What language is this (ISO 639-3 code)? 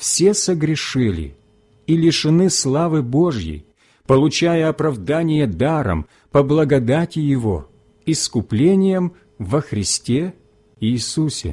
rus